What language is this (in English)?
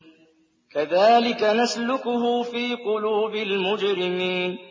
Arabic